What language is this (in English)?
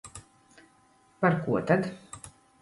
Latvian